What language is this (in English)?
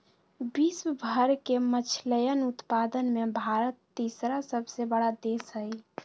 Magahi